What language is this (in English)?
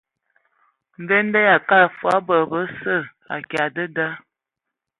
Ewondo